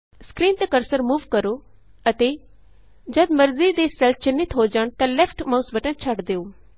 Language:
Punjabi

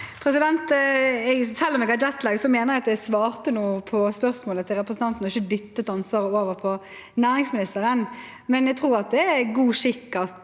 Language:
Norwegian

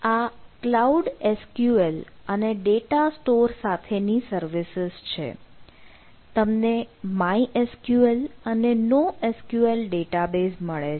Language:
Gujarati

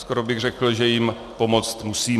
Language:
Czech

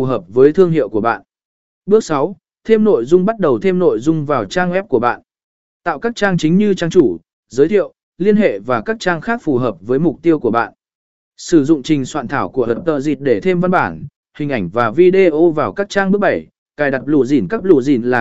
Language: Vietnamese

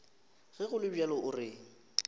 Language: Northern Sotho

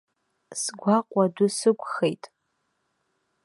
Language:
Abkhazian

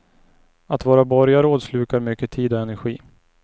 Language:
Swedish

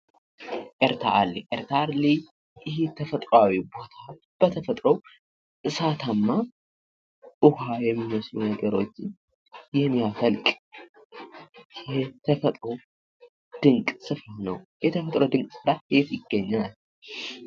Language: Amharic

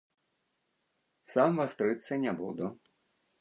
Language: Belarusian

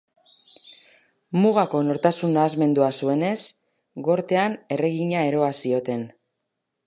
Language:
Basque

